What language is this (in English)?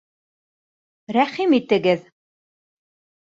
Bashkir